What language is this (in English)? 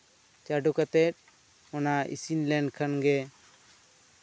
Santali